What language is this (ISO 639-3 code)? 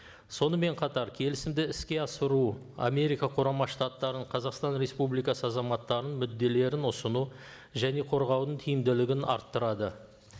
kaz